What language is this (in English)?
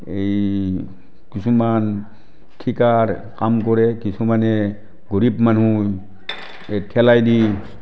Assamese